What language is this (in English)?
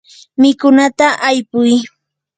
Yanahuanca Pasco Quechua